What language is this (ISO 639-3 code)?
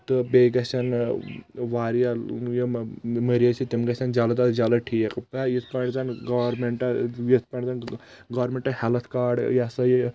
kas